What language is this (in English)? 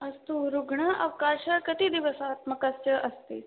Sanskrit